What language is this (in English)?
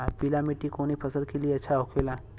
Bhojpuri